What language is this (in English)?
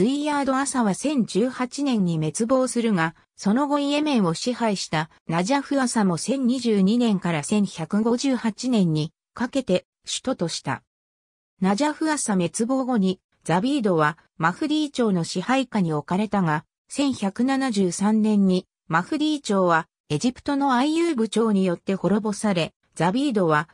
Japanese